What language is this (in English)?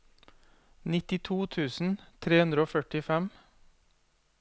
Norwegian